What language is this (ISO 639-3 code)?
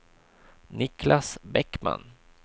swe